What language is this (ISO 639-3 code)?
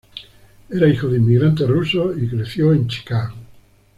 spa